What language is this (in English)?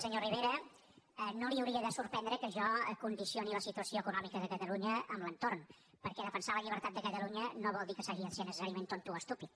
Catalan